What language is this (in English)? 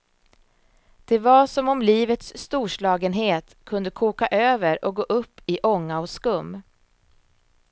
Swedish